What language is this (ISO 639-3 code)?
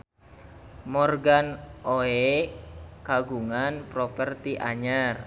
sun